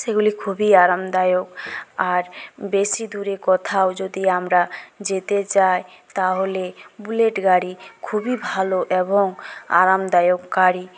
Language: Bangla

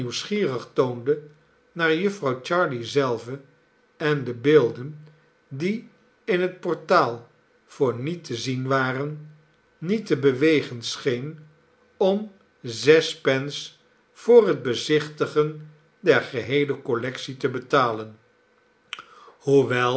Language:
Dutch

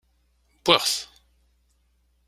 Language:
Kabyle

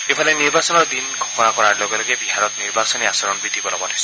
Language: Assamese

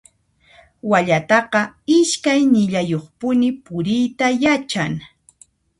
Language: Puno Quechua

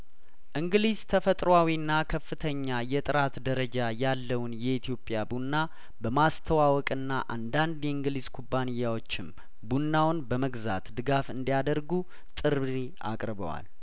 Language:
Amharic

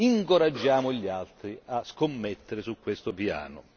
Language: Italian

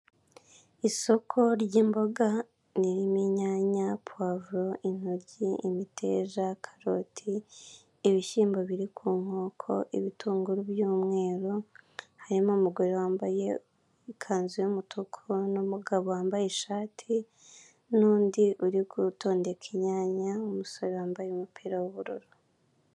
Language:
Kinyarwanda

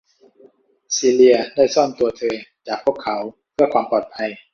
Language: Thai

